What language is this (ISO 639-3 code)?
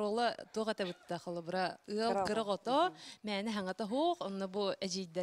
ara